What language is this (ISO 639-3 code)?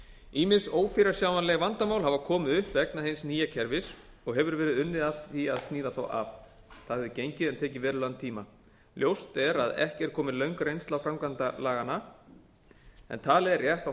isl